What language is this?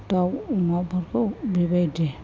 Bodo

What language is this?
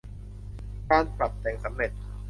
Thai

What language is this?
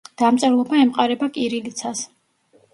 Georgian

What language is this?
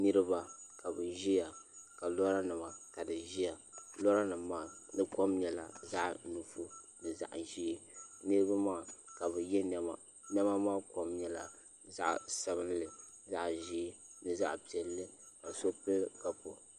Dagbani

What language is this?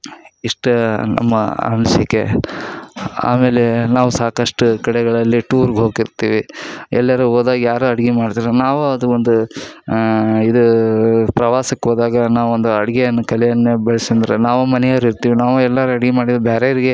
Kannada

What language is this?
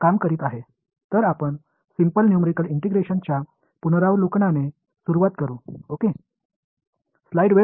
Marathi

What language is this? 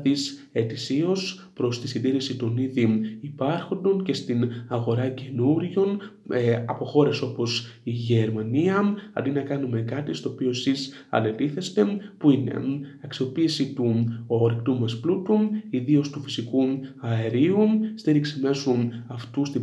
Greek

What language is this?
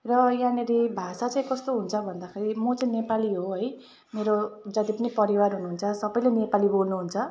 Nepali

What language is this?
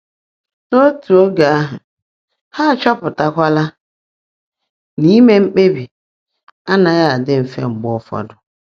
Igbo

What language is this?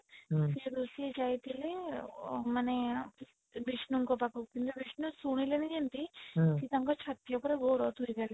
Odia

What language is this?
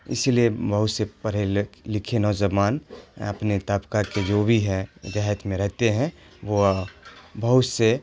Urdu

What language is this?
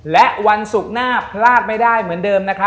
Thai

